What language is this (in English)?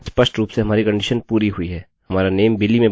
Hindi